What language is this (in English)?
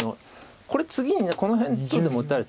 Japanese